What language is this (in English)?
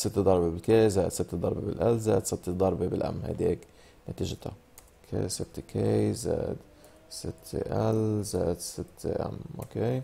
Arabic